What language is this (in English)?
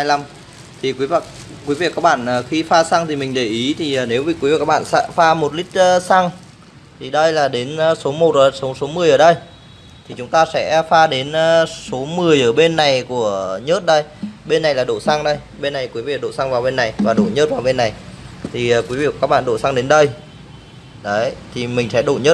Vietnamese